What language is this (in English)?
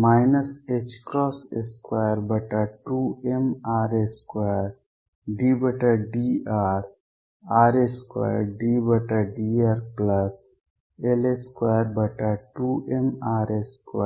Hindi